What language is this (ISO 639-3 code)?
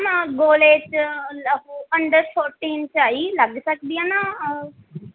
pan